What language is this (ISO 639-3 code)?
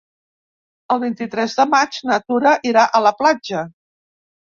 cat